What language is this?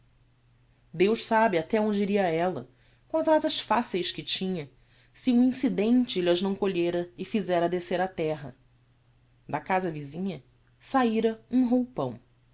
Portuguese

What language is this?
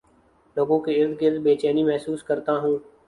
Urdu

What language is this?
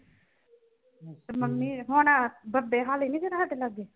Punjabi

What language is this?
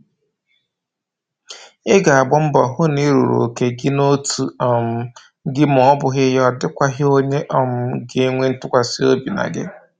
Igbo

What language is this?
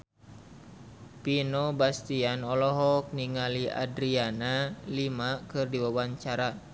Sundanese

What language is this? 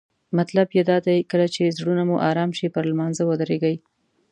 Pashto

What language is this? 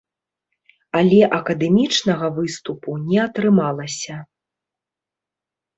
Belarusian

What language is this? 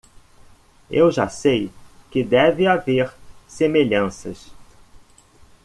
Portuguese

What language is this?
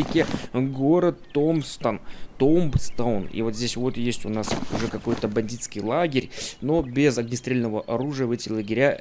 Russian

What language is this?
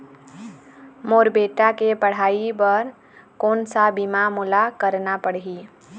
Chhattisgarhi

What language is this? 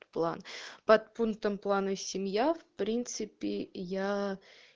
Russian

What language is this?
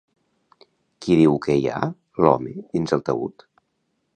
Catalan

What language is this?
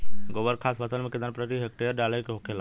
Bhojpuri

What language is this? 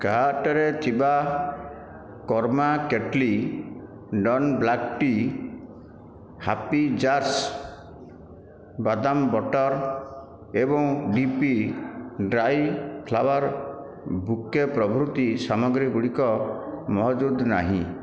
Odia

